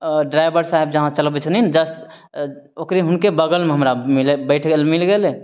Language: Maithili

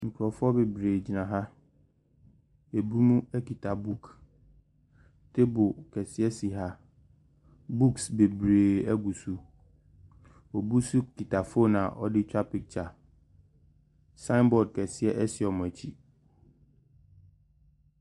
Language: Akan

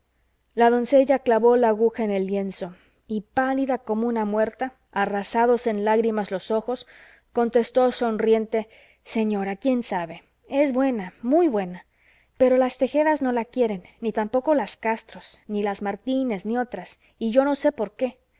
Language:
Spanish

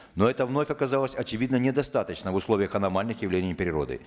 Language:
Kazakh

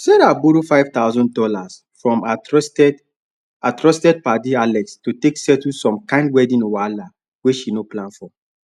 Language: Nigerian Pidgin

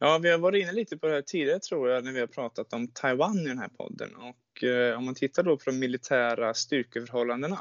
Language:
Swedish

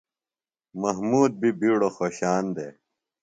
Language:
Phalura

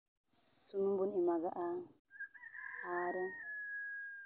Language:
Santali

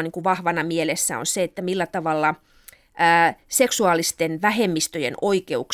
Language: Finnish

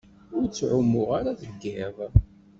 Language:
Kabyle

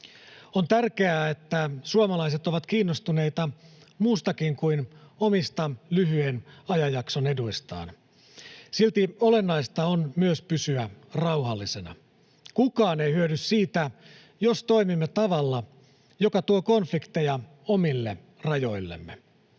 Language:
Finnish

